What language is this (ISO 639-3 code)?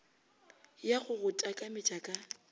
nso